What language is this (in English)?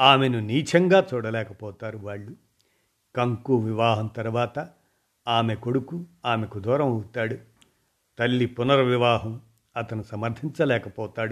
Telugu